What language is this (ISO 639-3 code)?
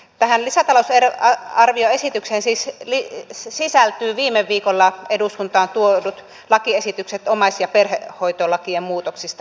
fin